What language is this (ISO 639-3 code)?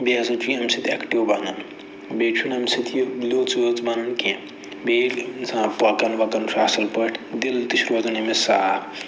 kas